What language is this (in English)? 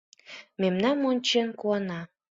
Mari